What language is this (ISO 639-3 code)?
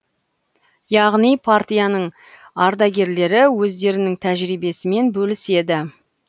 kaz